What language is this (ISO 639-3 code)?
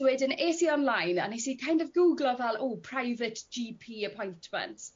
cym